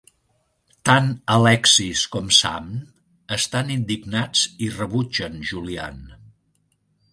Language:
Catalan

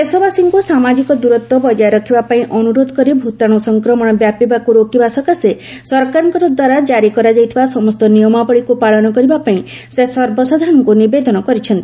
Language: Odia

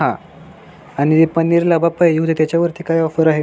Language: Marathi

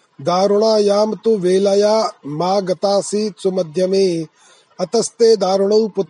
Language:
Hindi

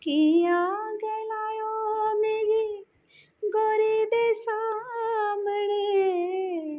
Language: Dogri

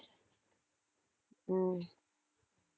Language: Tamil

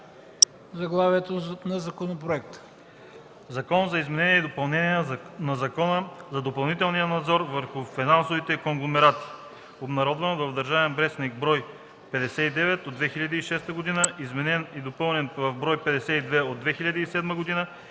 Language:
Bulgarian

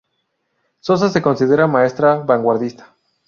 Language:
Spanish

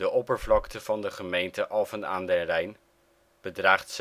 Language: Dutch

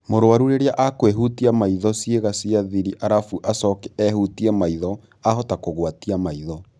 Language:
Kikuyu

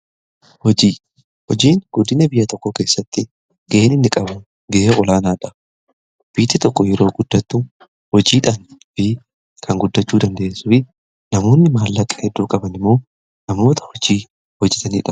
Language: Oromo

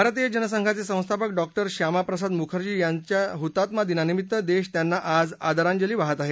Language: Marathi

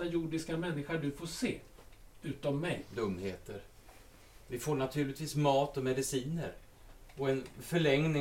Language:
Swedish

